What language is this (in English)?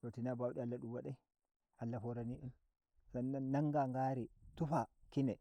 Nigerian Fulfulde